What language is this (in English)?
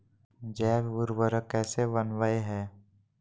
Magahi